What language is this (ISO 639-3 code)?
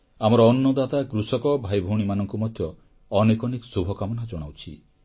ori